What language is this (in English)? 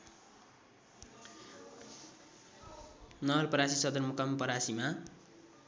Nepali